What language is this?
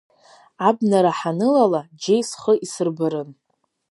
Abkhazian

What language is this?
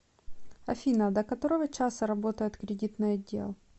Russian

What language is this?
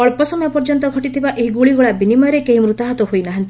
Odia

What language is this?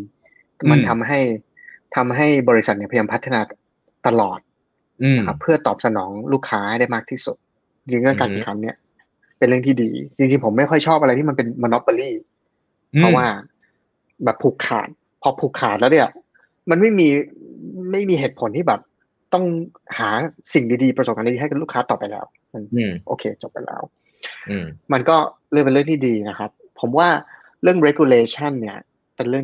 Thai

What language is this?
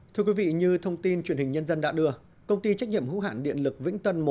Vietnamese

